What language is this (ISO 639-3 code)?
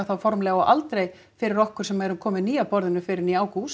isl